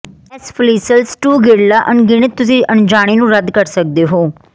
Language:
Punjabi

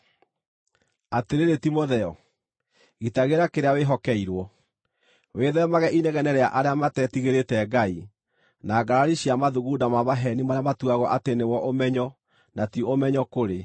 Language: Kikuyu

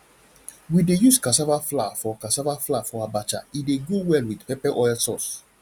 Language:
Nigerian Pidgin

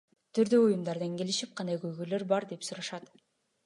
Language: Kyrgyz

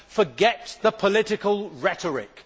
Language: English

